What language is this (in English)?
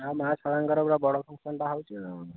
Odia